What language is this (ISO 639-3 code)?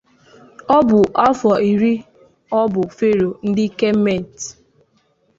ibo